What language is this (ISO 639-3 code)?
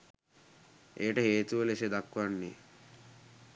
sin